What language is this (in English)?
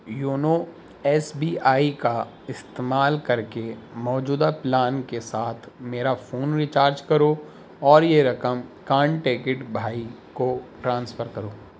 Urdu